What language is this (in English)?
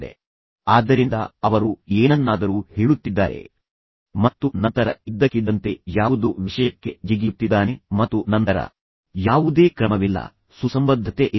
Kannada